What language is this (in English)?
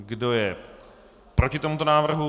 Czech